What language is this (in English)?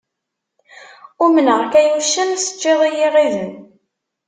Kabyle